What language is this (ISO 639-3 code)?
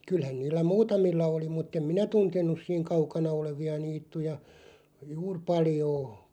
fin